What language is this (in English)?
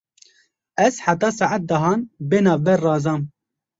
Kurdish